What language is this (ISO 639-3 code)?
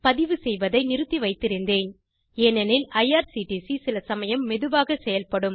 tam